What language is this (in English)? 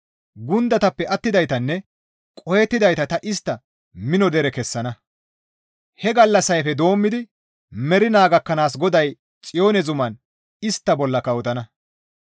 Gamo